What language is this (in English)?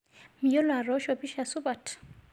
Masai